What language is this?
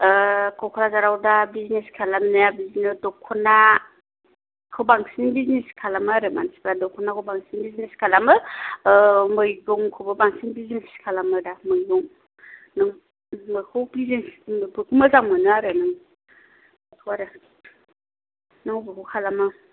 Bodo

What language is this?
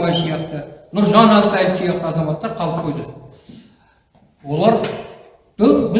Turkish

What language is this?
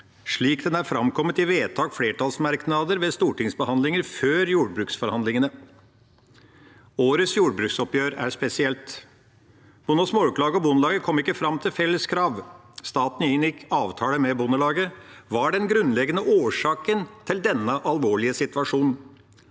Norwegian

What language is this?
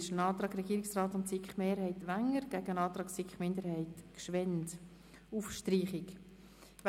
Swiss German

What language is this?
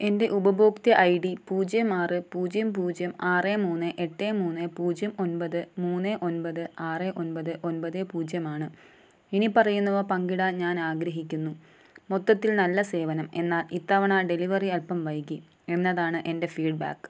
Malayalam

